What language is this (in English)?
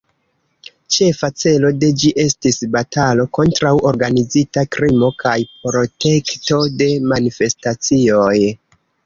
Esperanto